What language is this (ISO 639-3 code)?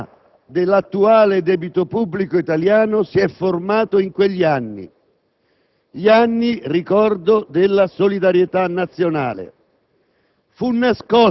ita